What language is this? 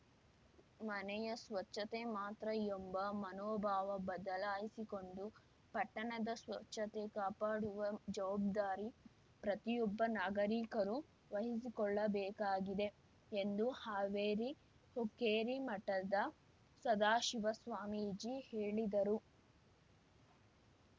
Kannada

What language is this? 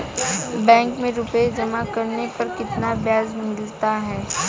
Hindi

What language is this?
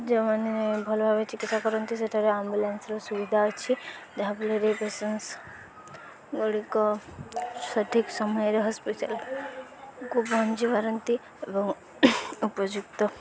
Odia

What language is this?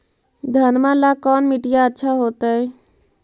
Magahi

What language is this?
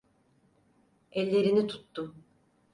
Turkish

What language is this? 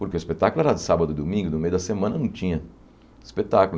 Portuguese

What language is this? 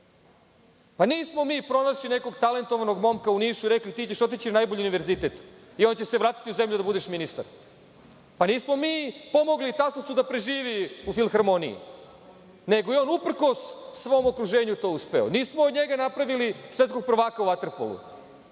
Serbian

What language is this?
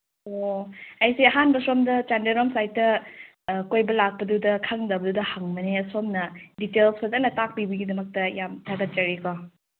Manipuri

